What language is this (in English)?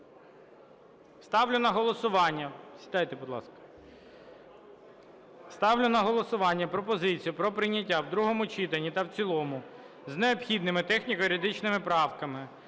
Ukrainian